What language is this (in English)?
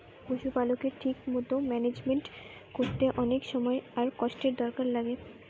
Bangla